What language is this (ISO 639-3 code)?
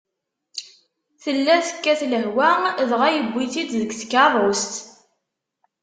kab